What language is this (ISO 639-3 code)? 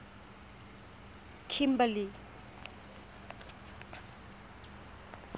tsn